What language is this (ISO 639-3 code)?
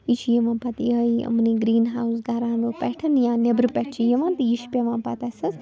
kas